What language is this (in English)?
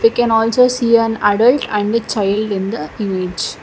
English